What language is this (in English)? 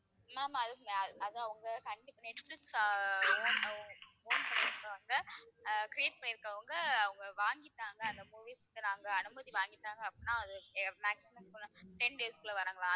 Tamil